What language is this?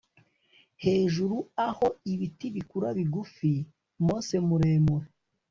Kinyarwanda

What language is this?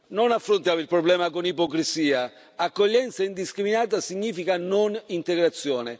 Italian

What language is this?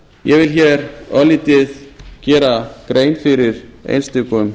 Icelandic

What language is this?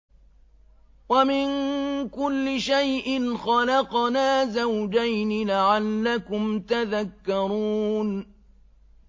Arabic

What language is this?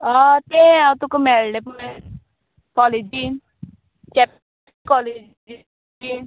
Konkani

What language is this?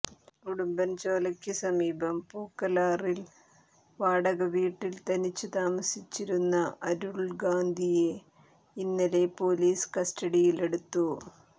Malayalam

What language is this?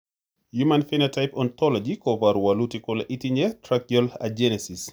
Kalenjin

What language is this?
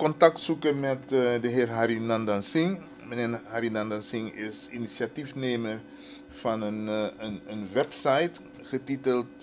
Dutch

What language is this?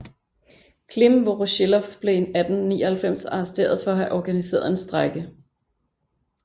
Danish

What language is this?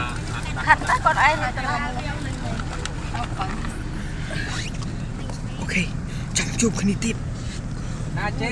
Khmer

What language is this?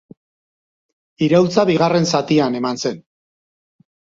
Basque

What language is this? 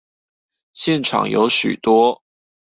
Chinese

